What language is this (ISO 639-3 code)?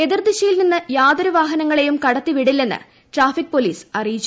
mal